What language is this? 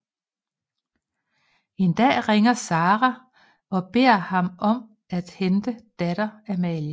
Danish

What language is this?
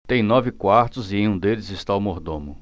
Portuguese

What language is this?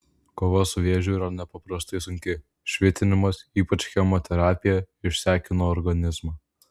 Lithuanian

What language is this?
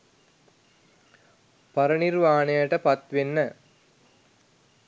Sinhala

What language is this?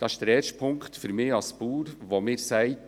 Swiss German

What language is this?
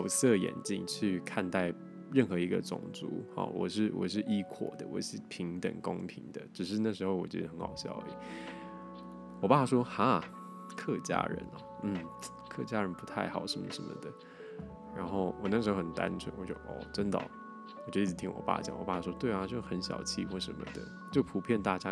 Chinese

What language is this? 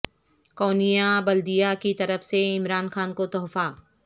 Urdu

